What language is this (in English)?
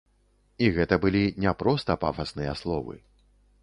Belarusian